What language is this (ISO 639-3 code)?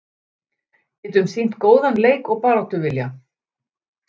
isl